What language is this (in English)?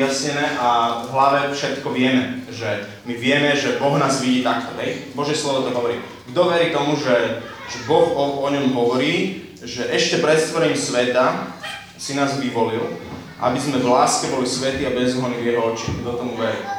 Slovak